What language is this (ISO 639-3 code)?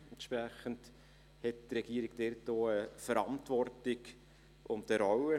gsw